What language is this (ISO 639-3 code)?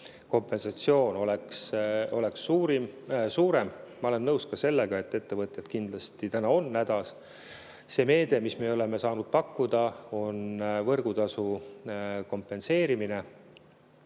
est